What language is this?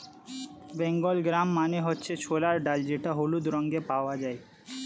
Bangla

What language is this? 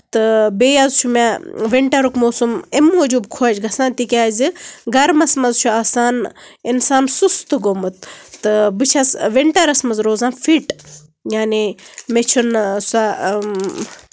Kashmiri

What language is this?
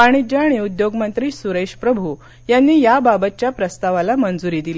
Marathi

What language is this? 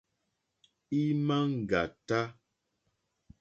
Mokpwe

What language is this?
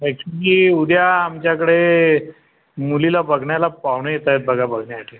Marathi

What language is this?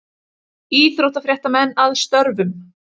Icelandic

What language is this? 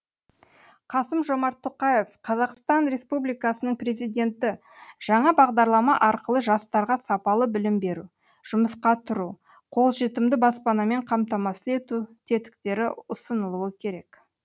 Kazakh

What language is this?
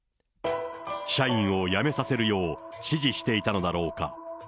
Japanese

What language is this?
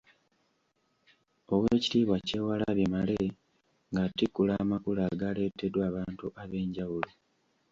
Ganda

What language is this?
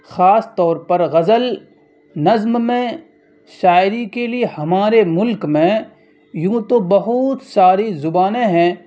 Urdu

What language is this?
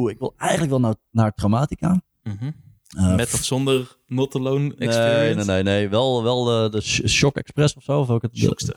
Dutch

